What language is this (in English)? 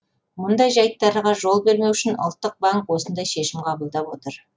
Kazakh